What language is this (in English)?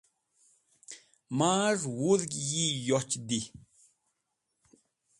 Wakhi